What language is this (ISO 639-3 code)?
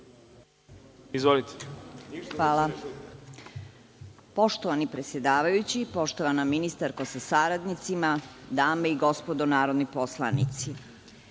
srp